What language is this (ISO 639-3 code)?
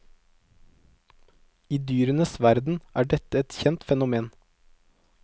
nor